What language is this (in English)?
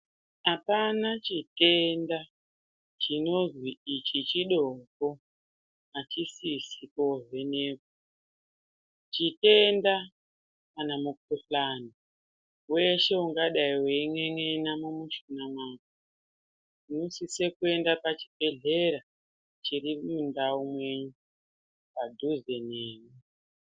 Ndau